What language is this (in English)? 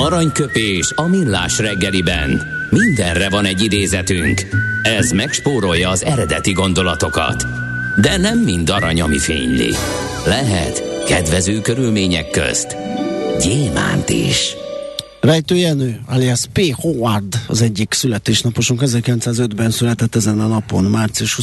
Hungarian